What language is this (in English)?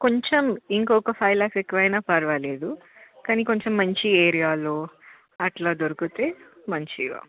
Telugu